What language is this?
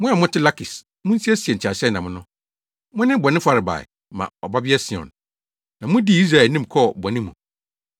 Akan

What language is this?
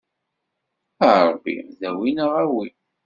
Kabyle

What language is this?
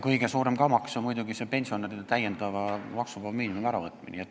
Estonian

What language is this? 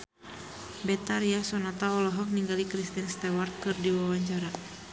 Sundanese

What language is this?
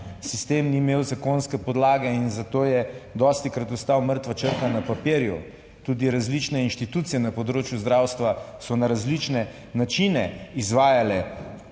Slovenian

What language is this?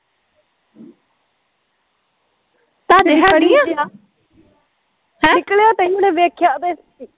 Punjabi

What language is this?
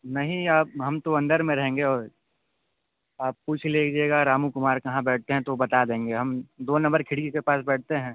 Hindi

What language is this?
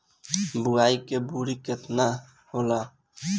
Bhojpuri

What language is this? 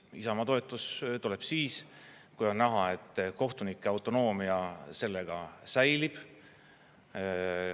Estonian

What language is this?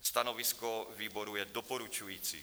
Czech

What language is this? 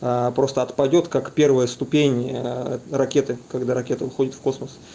Russian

